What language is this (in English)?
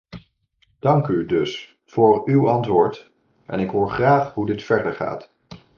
Dutch